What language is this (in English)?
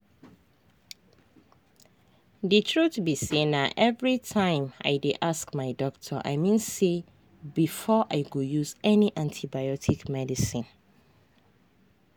Nigerian Pidgin